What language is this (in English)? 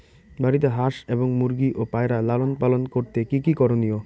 Bangla